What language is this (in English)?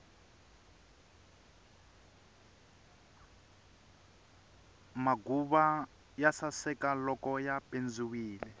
Tsonga